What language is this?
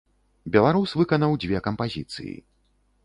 Belarusian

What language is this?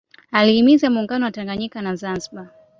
Swahili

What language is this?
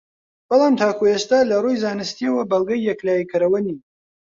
Central Kurdish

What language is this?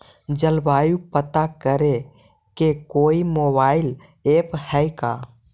Magahi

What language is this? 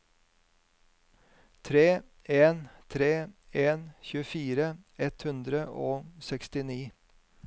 Norwegian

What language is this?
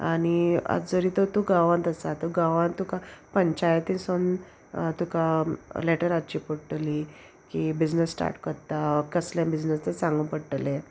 Konkani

